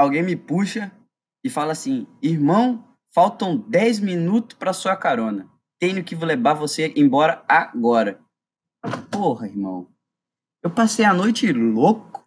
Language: Portuguese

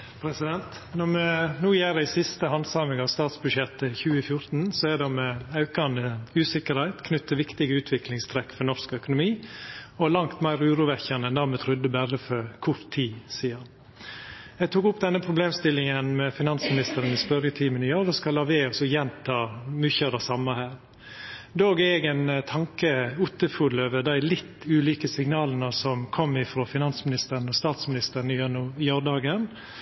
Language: Norwegian Nynorsk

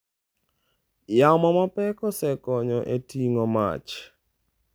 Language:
Luo (Kenya and Tanzania)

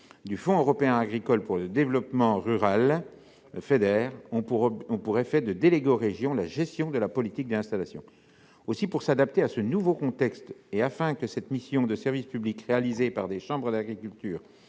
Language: French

